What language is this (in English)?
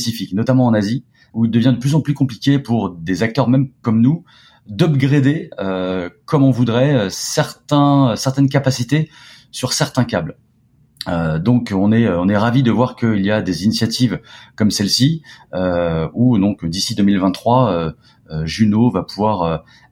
French